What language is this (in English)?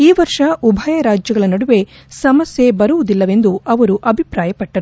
Kannada